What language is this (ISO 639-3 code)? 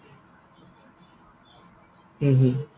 asm